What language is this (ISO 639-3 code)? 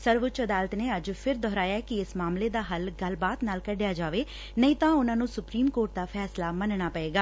pan